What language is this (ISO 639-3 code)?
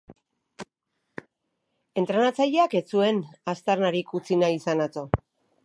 eus